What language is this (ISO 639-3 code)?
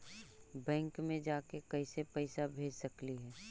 mag